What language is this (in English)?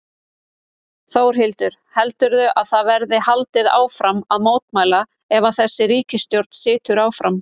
Icelandic